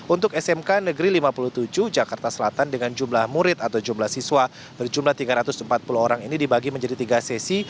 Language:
Indonesian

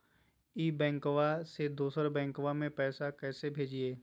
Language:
Magahi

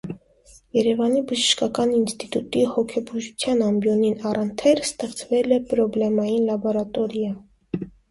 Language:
Armenian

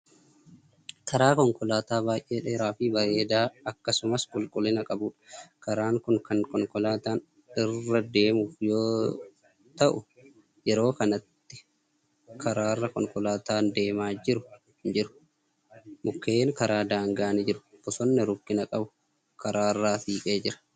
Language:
Oromo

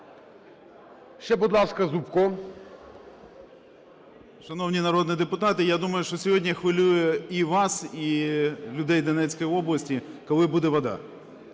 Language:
Ukrainian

